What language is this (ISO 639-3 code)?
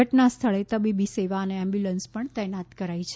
guj